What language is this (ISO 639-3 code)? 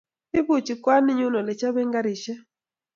kln